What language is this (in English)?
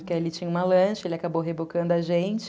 Portuguese